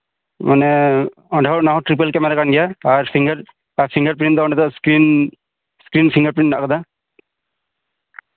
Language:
Santali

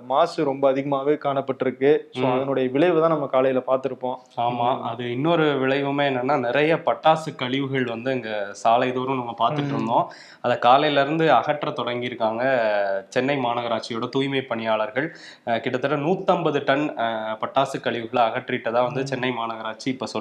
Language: Tamil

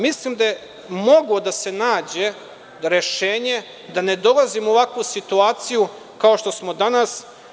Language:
Serbian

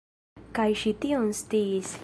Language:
Esperanto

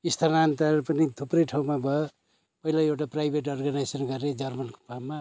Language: Nepali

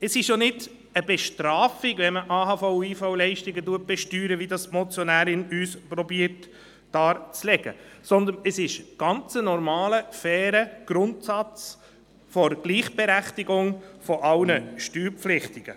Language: Swiss German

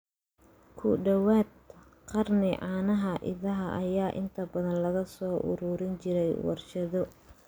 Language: Somali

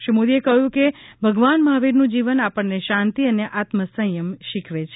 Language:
Gujarati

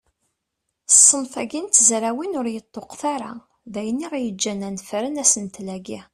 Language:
Kabyle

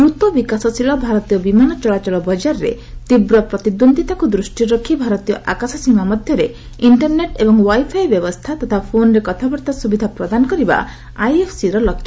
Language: Odia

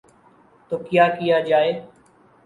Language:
Urdu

